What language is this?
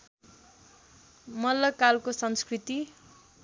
Nepali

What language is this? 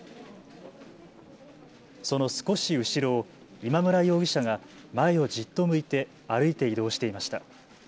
Japanese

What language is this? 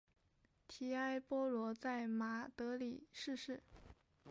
Chinese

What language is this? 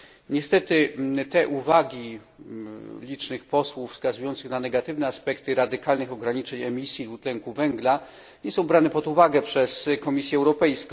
Polish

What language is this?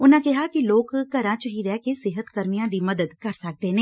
Punjabi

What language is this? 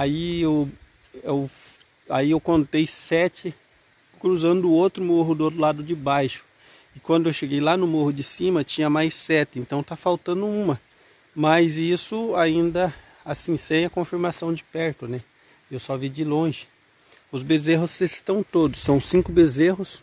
Portuguese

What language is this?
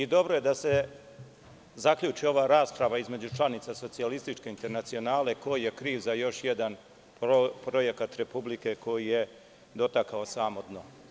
Serbian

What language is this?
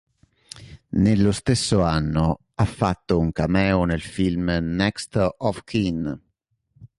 Italian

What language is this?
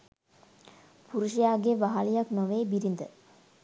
Sinhala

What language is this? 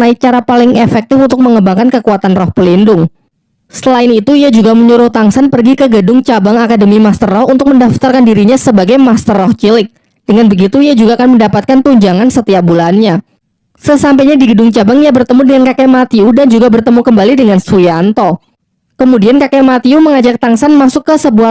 Indonesian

